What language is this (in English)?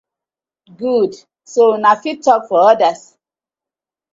Nigerian Pidgin